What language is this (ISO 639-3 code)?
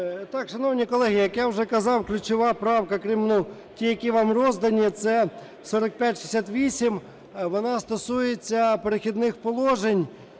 ukr